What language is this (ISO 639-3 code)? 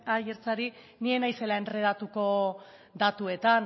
eus